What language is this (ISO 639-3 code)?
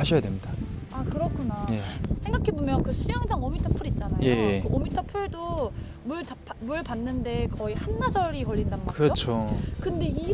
kor